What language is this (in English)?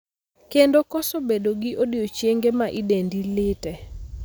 Luo (Kenya and Tanzania)